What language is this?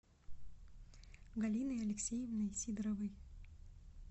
Russian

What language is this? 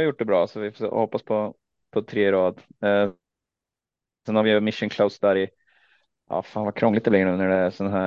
Swedish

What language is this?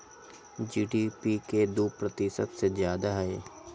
Magahi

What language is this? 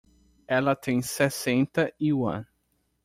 Portuguese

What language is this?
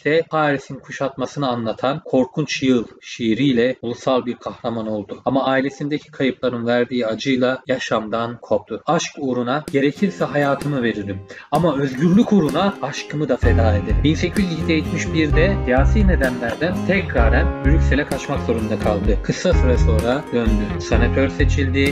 Turkish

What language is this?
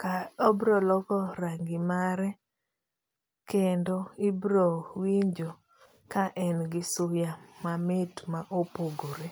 Luo (Kenya and Tanzania)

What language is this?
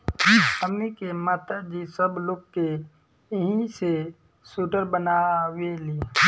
Bhojpuri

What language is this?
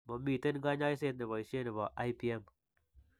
Kalenjin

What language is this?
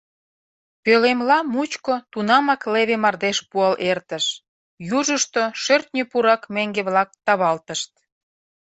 Mari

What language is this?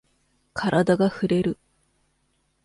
Japanese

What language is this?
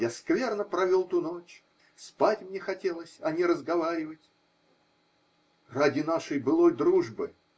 Russian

